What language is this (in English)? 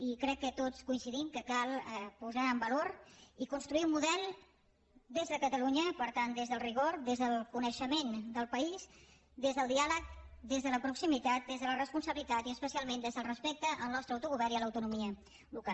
Catalan